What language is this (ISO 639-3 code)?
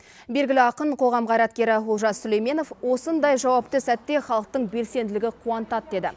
kaz